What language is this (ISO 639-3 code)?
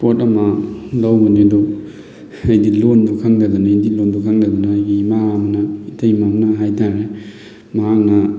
mni